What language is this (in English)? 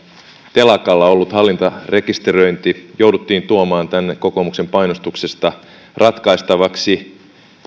Finnish